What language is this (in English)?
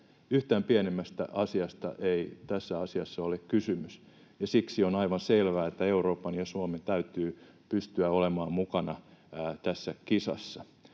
Finnish